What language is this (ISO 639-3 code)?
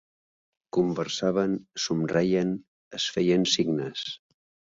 cat